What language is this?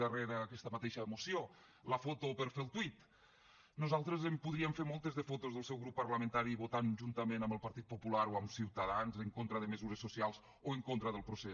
Catalan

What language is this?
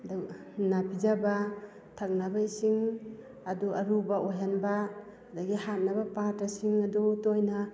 Manipuri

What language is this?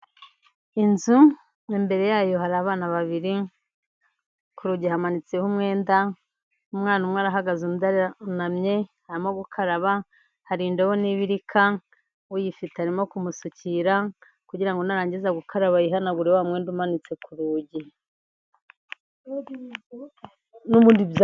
Kinyarwanda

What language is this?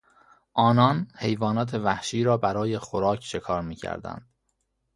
Persian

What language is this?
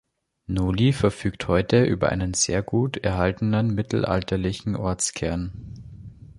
German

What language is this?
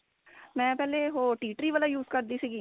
Punjabi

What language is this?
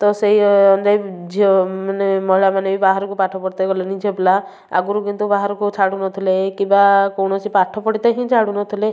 Odia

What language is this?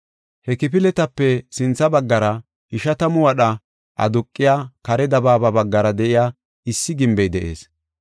Gofa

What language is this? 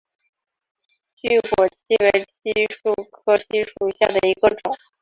Chinese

